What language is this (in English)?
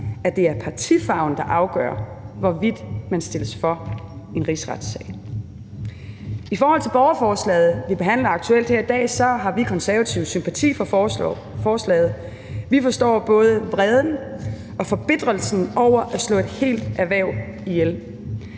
Danish